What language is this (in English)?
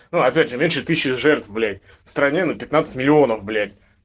Russian